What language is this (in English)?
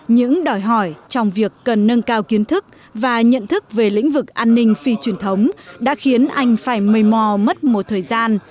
Vietnamese